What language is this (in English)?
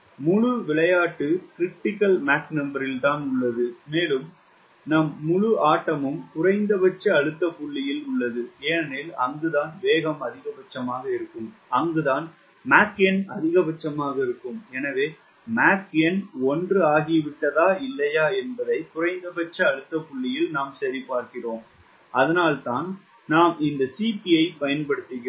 Tamil